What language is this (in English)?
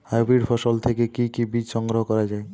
Bangla